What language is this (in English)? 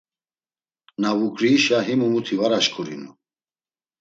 Laz